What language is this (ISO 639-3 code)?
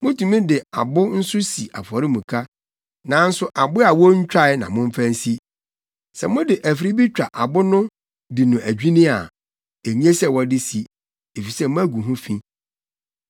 aka